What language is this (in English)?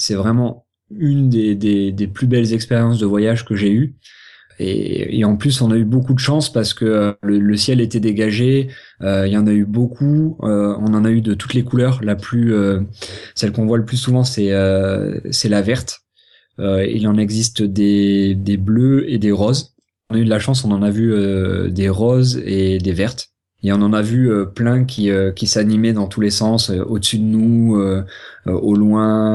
French